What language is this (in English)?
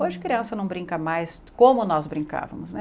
Portuguese